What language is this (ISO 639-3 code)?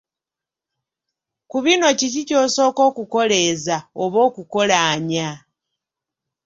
lug